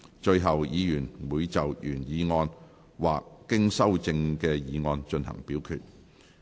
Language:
Cantonese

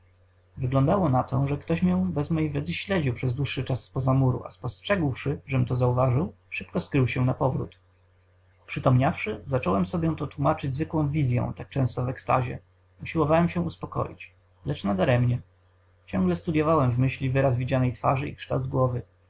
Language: Polish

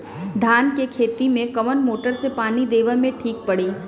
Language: Bhojpuri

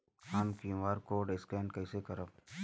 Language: Bhojpuri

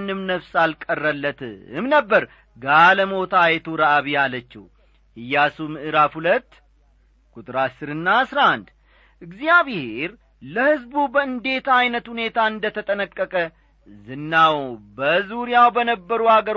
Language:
Amharic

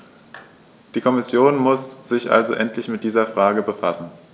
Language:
German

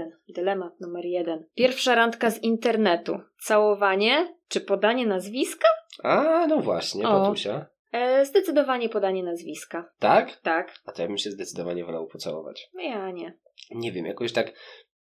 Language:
Polish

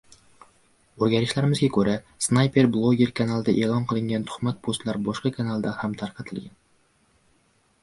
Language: Uzbek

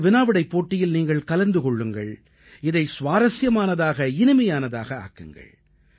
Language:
Tamil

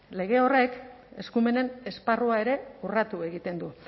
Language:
Basque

